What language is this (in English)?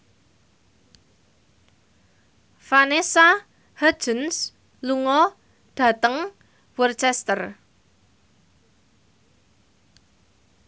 Javanese